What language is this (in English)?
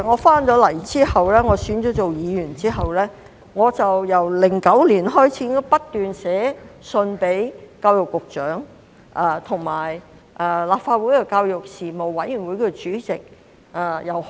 Cantonese